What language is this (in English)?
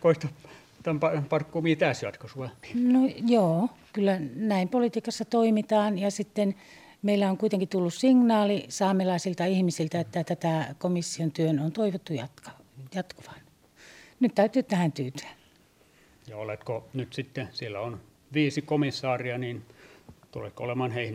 Finnish